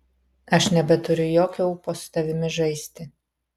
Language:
Lithuanian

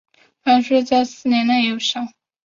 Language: Chinese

